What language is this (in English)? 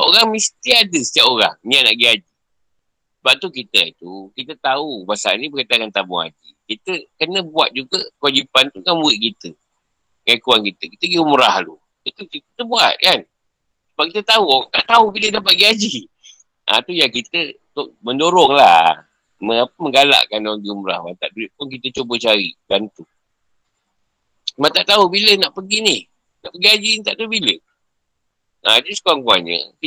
Malay